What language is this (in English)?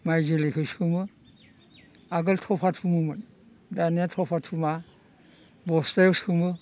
Bodo